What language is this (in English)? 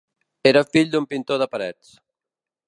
Catalan